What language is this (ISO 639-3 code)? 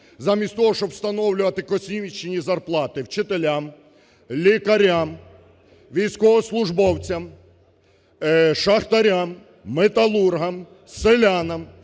ukr